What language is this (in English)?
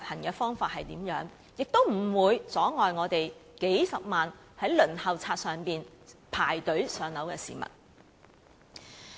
Cantonese